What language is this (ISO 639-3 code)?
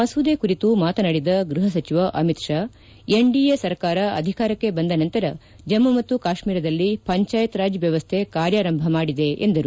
kan